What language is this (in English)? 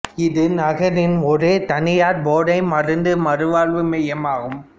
Tamil